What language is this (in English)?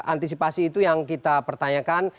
Indonesian